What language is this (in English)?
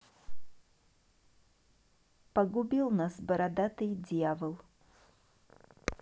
Russian